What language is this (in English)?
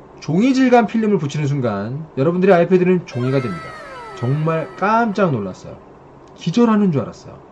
Korean